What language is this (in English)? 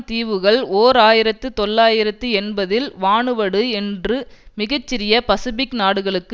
Tamil